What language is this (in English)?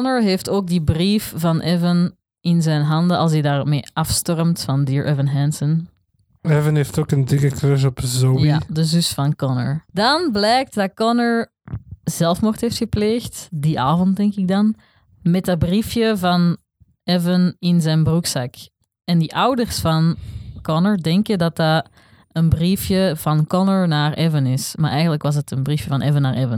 Dutch